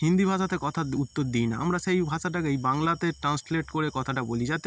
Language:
Bangla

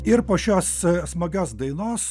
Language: Lithuanian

